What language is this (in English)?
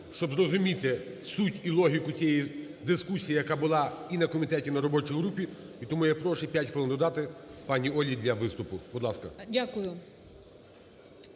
Ukrainian